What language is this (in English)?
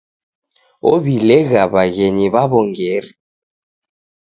Taita